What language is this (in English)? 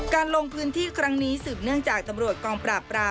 Thai